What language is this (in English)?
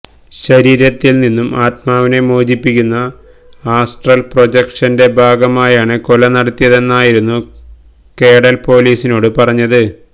Malayalam